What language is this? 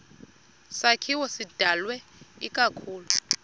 Xhosa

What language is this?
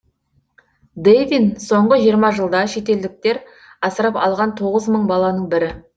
Kazakh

